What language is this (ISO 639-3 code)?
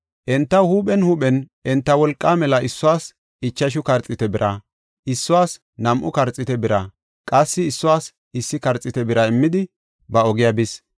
gof